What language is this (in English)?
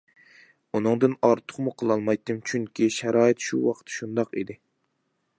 Uyghur